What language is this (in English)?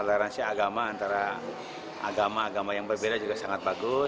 Indonesian